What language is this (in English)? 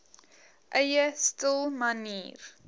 Afrikaans